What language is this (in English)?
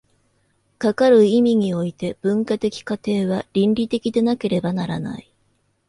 Japanese